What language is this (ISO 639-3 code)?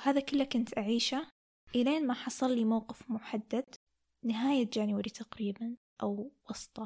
ara